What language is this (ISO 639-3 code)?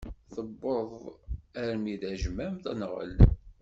kab